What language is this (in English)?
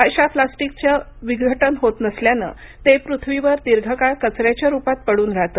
Marathi